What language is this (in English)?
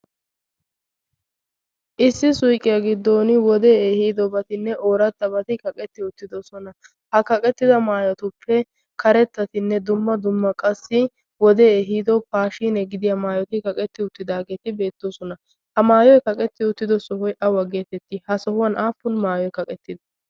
Wolaytta